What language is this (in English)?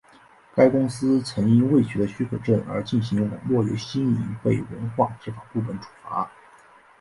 Chinese